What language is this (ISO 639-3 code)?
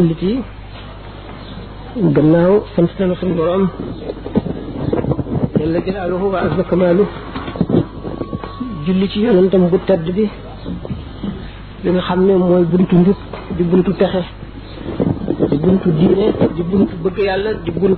ara